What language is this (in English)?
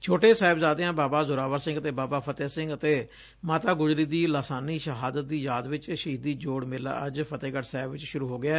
Punjabi